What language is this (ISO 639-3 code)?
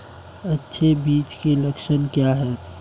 hin